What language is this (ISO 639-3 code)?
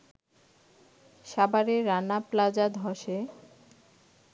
ben